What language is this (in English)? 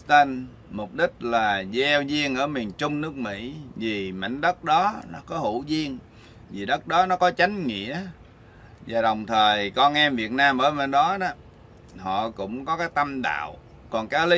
Vietnamese